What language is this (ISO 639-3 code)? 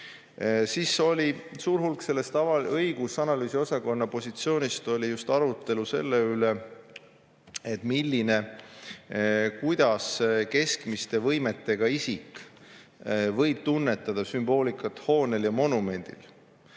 est